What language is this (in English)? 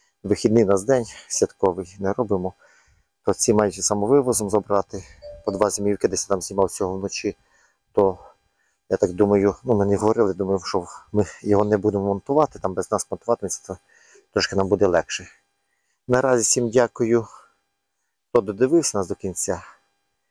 Ukrainian